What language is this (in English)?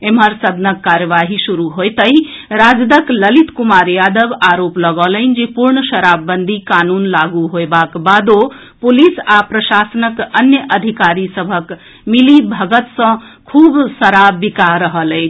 Maithili